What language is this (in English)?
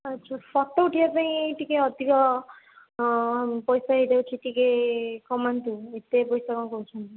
Odia